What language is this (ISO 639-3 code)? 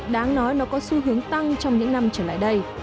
vie